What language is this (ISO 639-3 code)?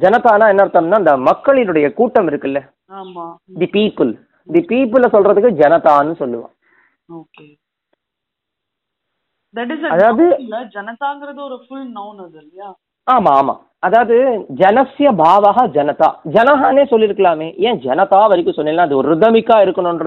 tam